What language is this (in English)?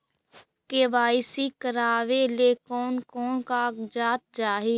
Magahi